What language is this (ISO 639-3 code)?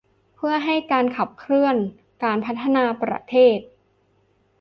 tha